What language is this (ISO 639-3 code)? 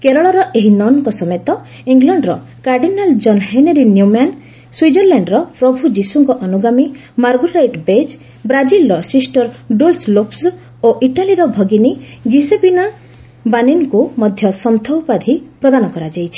ori